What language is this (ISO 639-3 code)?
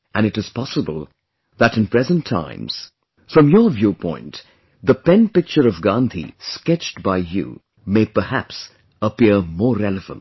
eng